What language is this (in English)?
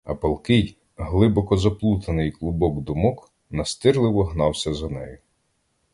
Ukrainian